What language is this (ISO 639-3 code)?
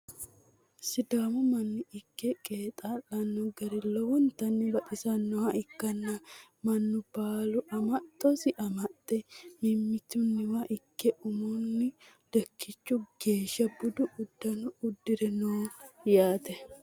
sid